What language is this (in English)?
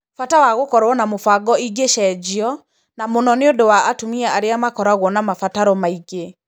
Kikuyu